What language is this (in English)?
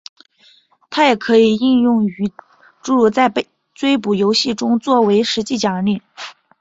Chinese